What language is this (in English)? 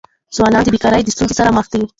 Pashto